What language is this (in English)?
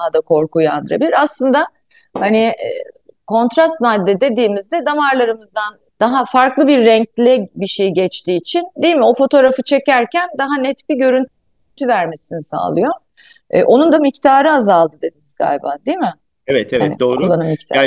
Turkish